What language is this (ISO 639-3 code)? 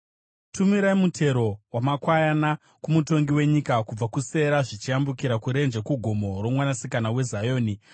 sna